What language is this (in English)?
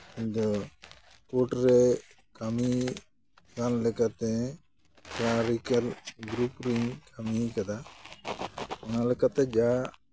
Santali